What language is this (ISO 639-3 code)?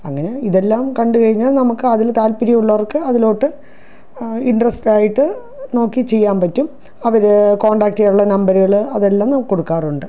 mal